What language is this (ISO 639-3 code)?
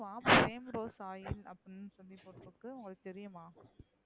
tam